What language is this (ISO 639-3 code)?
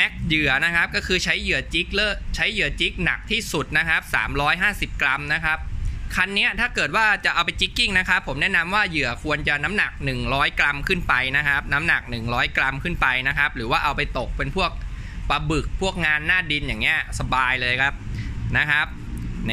tha